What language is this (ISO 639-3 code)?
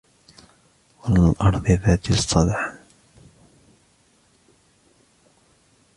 ara